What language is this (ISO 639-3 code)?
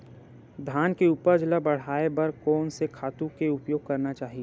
hne